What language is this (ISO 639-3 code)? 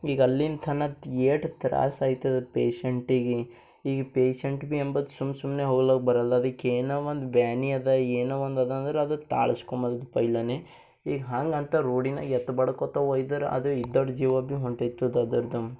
kan